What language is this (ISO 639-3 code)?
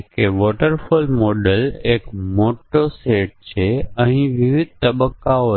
guj